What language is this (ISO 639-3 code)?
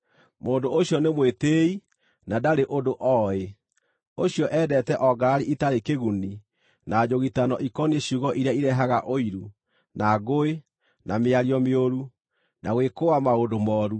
kik